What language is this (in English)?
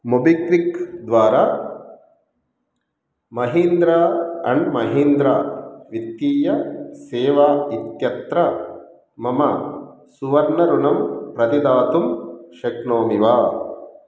Sanskrit